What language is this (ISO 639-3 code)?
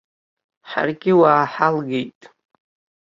abk